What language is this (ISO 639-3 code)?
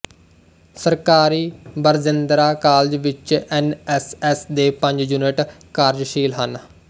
pan